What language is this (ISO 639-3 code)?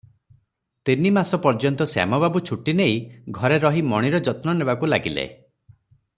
ori